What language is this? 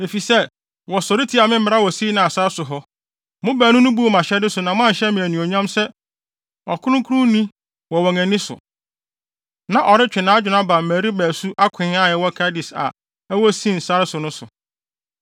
Akan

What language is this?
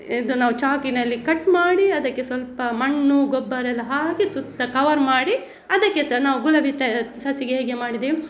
Kannada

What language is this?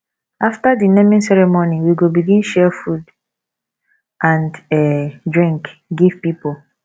Nigerian Pidgin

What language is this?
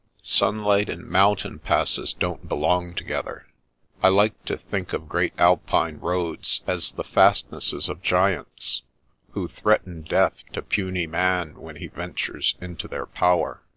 English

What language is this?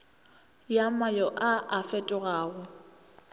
Northern Sotho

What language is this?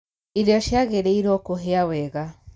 Kikuyu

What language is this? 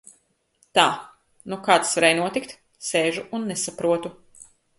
Latvian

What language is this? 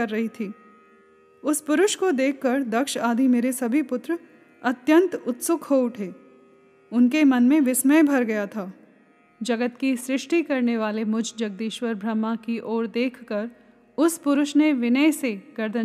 Hindi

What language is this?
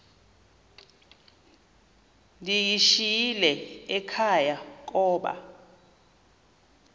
Xhosa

